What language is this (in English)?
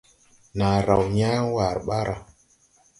Tupuri